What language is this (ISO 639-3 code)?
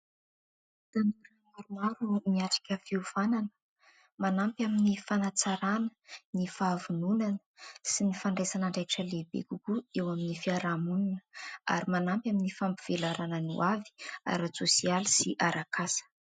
mlg